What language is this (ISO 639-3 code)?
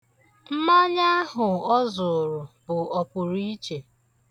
ibo